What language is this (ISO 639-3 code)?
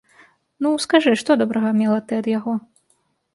bel